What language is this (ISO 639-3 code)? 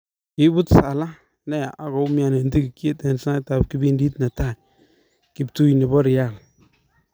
kln